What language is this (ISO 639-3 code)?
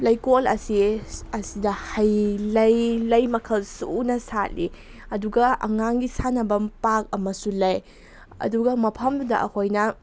mni